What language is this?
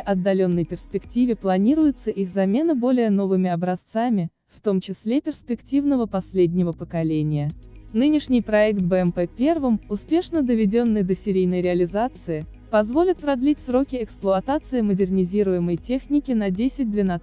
Russian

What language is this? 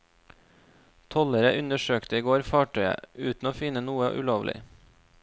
Norwegian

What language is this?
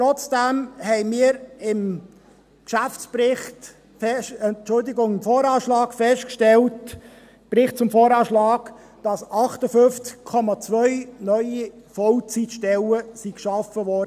Swiss German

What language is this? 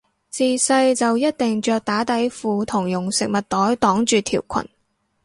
Cantonese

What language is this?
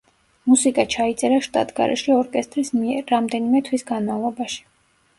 Georgian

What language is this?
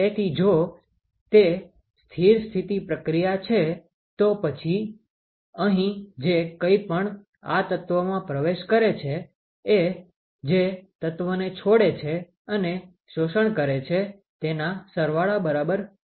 Gujarati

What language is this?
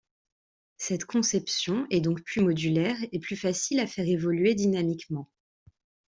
French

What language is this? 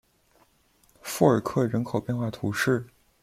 Chinese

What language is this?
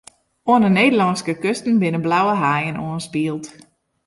Western Frisian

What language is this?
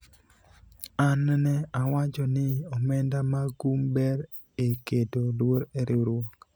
Luo (Kenya and Tanzania)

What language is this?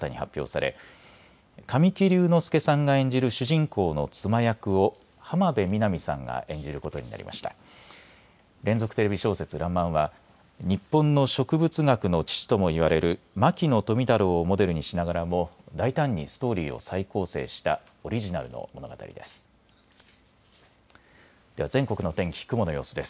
Japanese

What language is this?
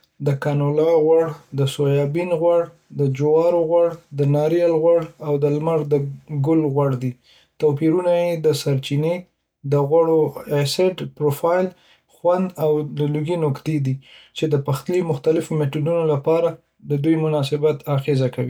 Pashto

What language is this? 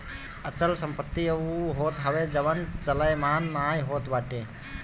Bhojpuri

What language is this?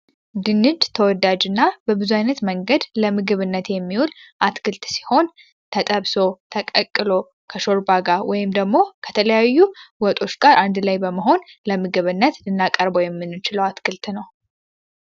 Amharic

